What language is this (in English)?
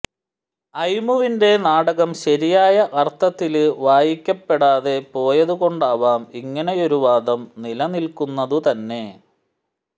Malayalam